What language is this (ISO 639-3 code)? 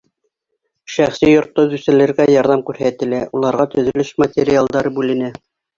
bak